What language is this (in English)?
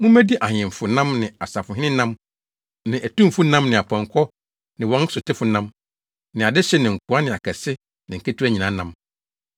Akan